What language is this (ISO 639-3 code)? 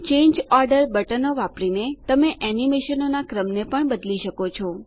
guj